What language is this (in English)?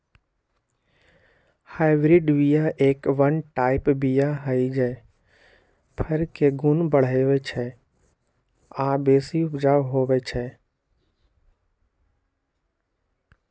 Magahi